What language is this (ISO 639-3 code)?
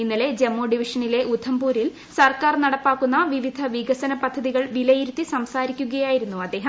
mal